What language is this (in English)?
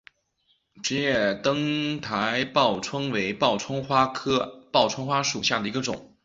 Chinese